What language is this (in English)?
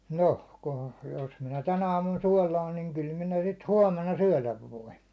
Finnish